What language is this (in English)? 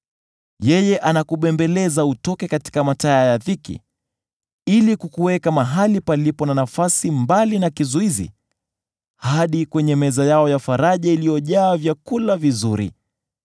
Swahili